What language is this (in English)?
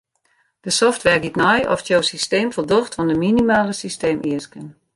Western Frisian